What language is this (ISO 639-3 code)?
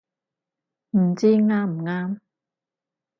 yue